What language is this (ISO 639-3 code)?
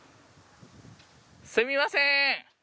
jpn